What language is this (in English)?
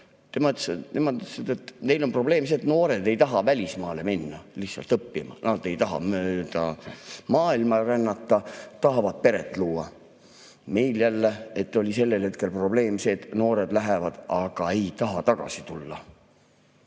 Estonian